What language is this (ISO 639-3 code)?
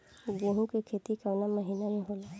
bho